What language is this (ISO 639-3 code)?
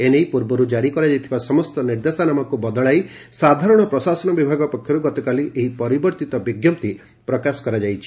ori